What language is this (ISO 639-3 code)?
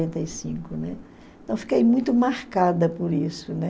por